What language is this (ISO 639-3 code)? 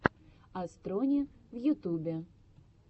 rus